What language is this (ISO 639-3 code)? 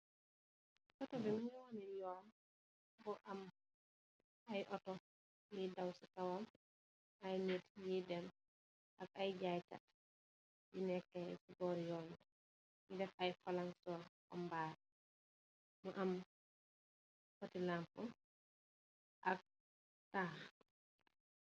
wol